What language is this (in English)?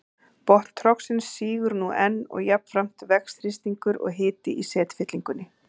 Icelandic